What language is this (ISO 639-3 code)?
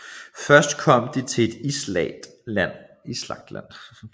dan